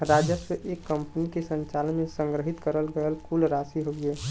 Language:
Bhojpuri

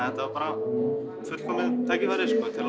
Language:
Icelandic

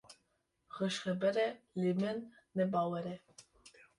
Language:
Kurdish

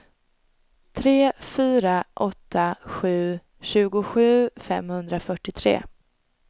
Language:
Swedish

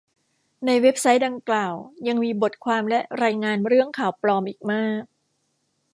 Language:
Thai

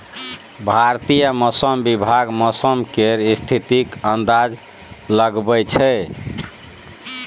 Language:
Maithili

